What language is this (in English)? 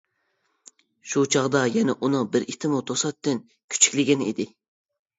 Uyghur